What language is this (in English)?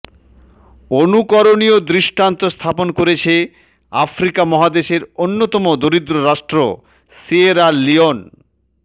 Bangla